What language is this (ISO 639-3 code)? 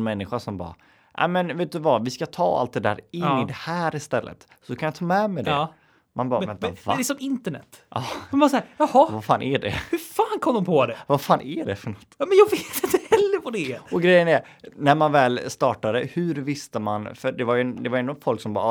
swe